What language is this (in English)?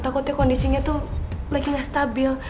Indonesian